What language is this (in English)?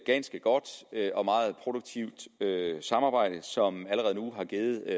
Danish